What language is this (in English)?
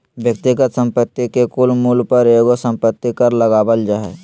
Magahi